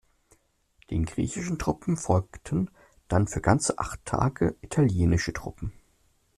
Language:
German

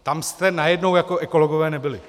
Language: Czech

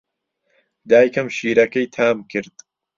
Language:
Central Kurdish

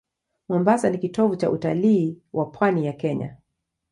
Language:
Swahili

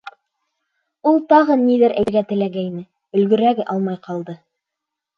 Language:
Bashkir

